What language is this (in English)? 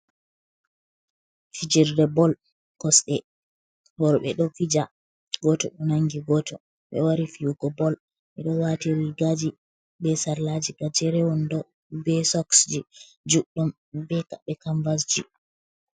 Fula